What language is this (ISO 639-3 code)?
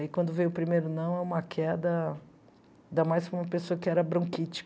por